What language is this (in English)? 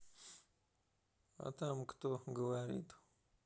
Russian